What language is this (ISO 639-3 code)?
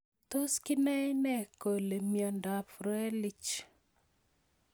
kln